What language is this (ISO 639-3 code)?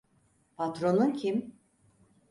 tur